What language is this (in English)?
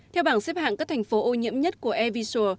Vietnamese